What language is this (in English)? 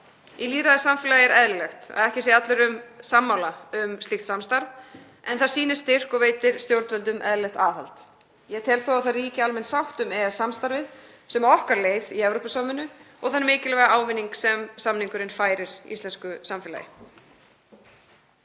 Icelandic